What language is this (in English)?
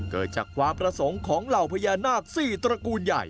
Thai